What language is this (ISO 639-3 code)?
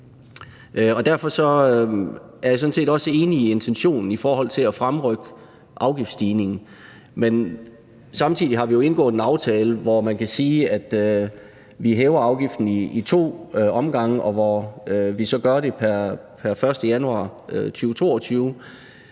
dan